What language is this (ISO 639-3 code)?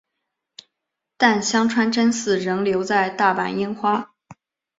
zho